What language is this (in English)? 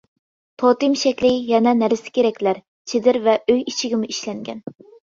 Uyghur